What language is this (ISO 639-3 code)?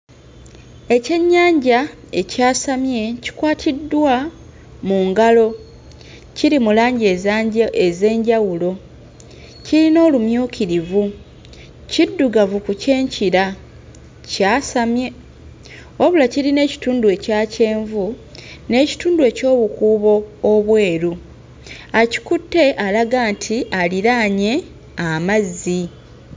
lug